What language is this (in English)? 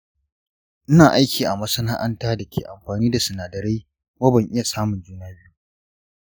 Hausa